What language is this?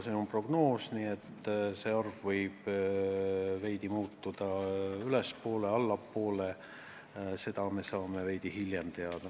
Estonian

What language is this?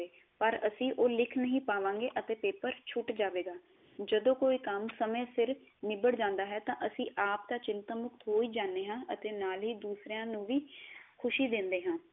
Punjabi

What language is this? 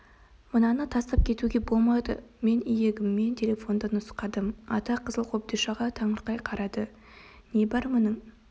Kazakh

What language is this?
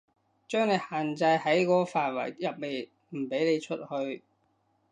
Cantonese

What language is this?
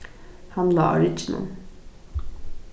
Faroese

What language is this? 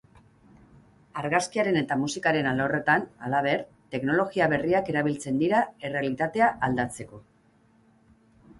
Basque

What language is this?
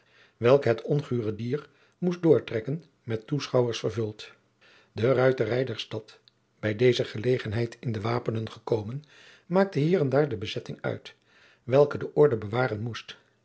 Dutch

